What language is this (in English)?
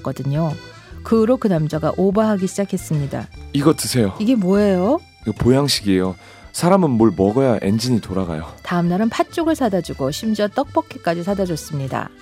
Korean